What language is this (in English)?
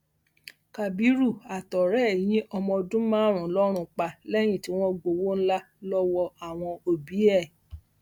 Yoruba